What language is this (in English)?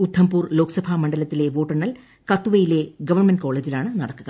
Malayalam